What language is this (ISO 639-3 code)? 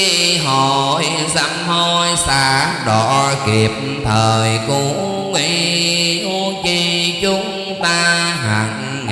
vie